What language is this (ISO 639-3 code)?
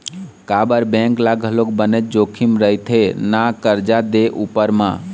hne